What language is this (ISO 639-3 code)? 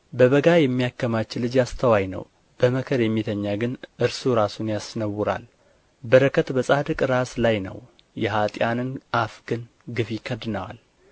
amh